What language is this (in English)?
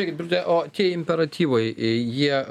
Lithuanian